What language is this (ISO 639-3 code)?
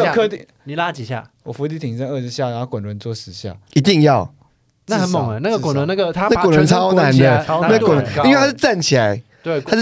zho